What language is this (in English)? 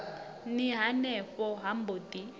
Venda